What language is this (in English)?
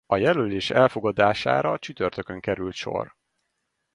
Hungarian